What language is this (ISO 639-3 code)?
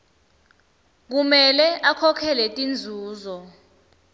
ssw